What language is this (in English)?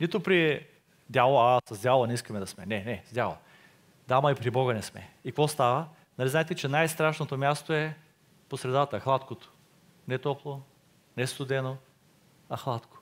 Bulgarian